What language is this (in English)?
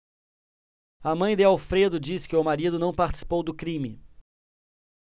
Portuguese